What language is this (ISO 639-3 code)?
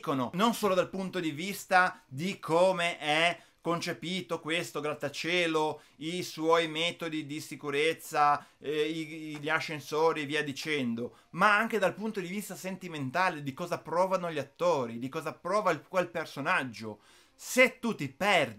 ita